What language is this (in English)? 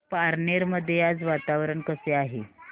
Marathi